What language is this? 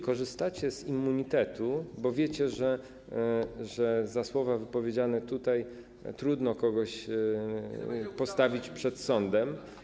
Polish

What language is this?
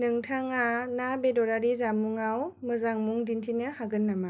Bodo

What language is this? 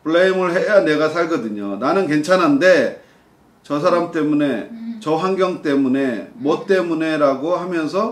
Korean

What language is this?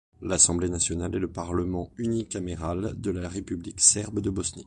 French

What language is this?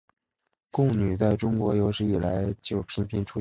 Chinese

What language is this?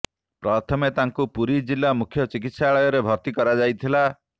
Odia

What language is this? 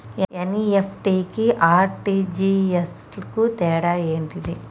Telugu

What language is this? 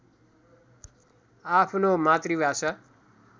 Nepali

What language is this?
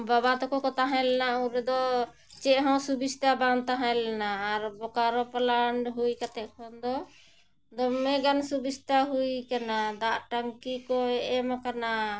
Santali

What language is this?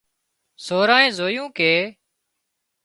Wadiyara Koli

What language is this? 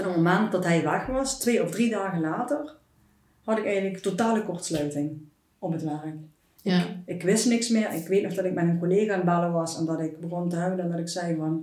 Dutch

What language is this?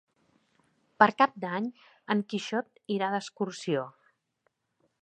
Catalan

